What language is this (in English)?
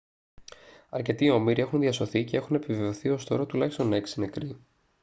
Greek